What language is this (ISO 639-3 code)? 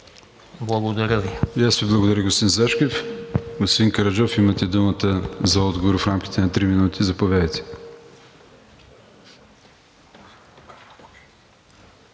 bul